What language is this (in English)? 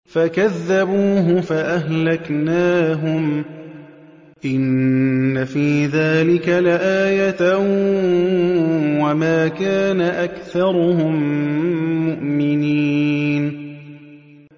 Arabic